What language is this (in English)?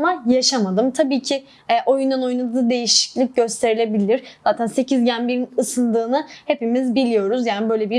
Turkish